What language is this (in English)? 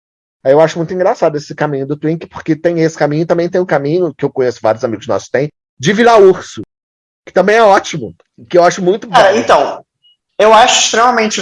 Portuguese